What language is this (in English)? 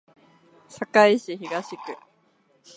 Japanese